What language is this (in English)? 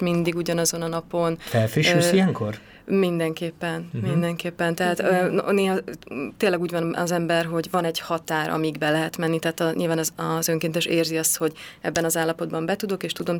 Hungarian